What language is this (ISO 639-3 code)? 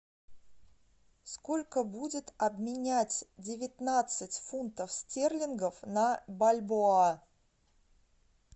rus